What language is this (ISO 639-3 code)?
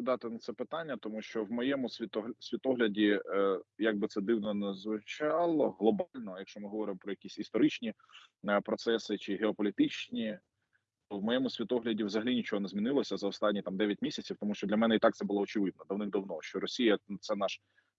ukr